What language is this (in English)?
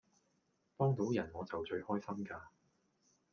Cantonese